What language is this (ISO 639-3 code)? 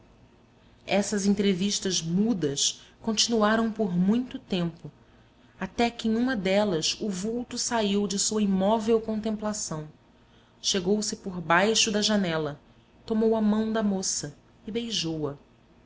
por